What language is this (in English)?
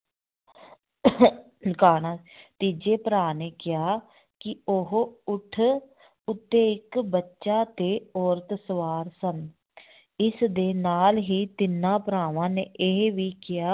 Punjabi